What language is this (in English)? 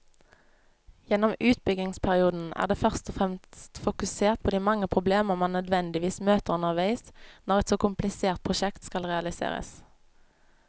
Norwegian